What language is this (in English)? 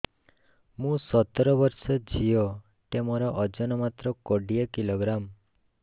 Odia